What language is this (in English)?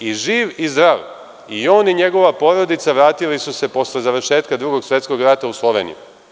Serbian